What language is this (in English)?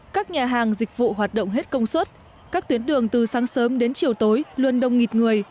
Vietnamese